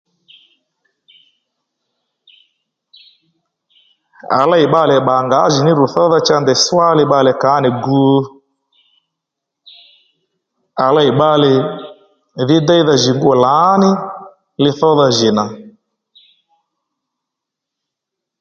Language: Lendu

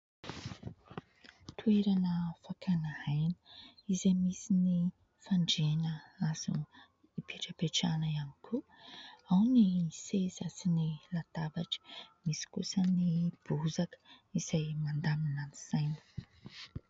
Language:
Malagasy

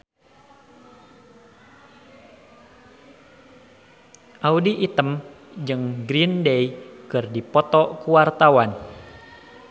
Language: Sundanese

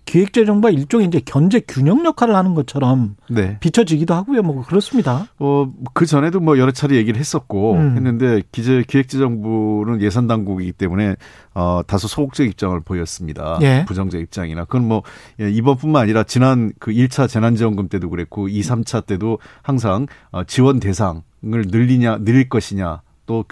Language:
Korean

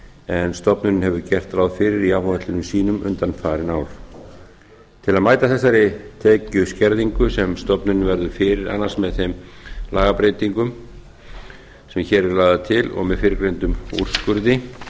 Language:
Icelandic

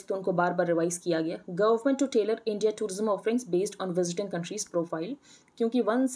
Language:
Hindi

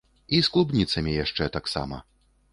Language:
Belarusian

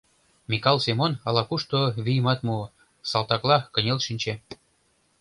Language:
Mari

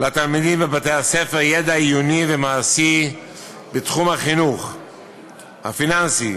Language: Hebrew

